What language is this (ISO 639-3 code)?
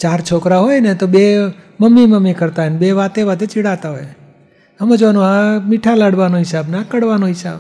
guj